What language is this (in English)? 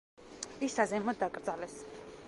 Georgian